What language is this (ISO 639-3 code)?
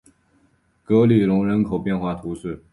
zho